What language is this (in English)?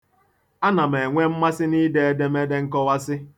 Igbo